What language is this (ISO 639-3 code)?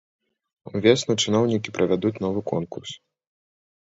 bel